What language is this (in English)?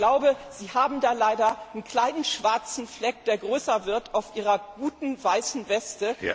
German